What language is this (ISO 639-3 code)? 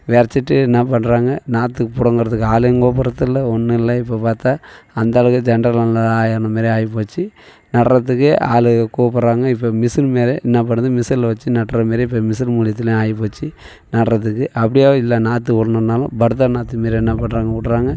tam